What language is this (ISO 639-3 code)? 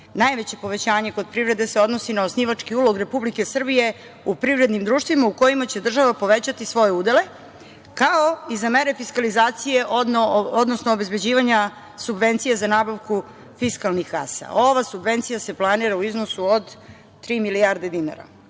srp